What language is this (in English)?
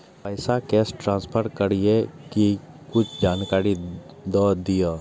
Maithili